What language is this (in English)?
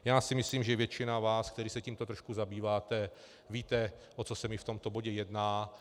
Czech